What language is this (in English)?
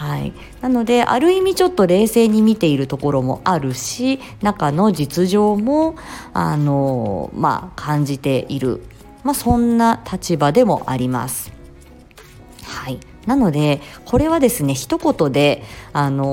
Japanese